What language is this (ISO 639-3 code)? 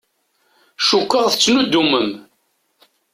kab